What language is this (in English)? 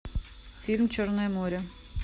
Russian